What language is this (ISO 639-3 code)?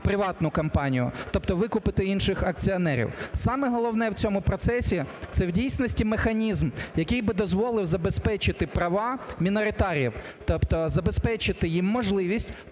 ukr